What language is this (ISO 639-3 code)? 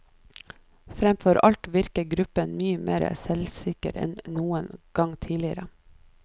nor